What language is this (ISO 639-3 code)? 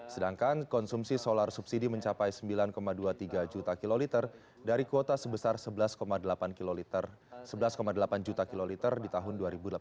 ind